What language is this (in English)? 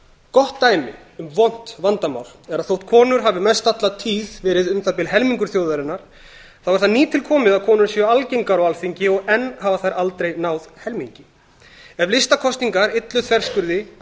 Icelandic